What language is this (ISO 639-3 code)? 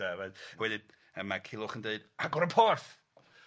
cym